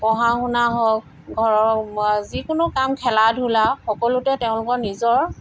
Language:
Assamese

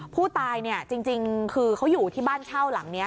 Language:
Thai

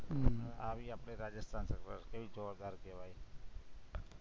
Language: Gujarati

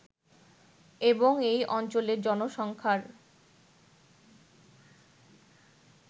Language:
Bangla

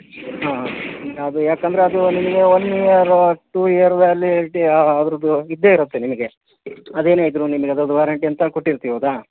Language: Kannada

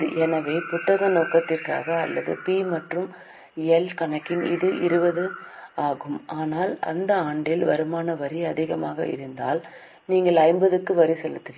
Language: Tamil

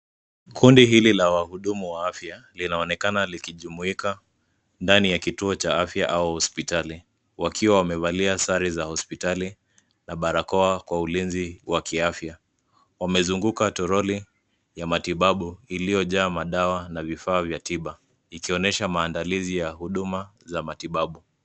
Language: Swahili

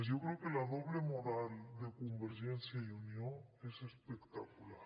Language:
Catalan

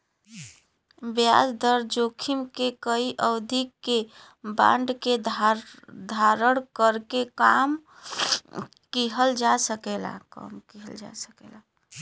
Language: Bhojpuri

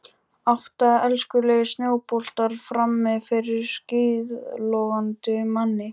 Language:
Icelandic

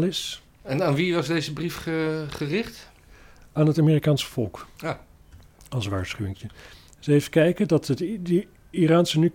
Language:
Dutch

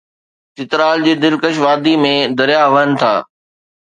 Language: Sindhi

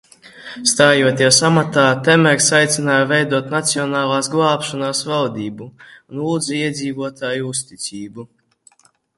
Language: Latvian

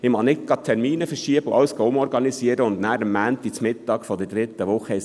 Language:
Swiss German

